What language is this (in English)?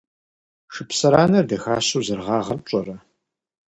Kabardian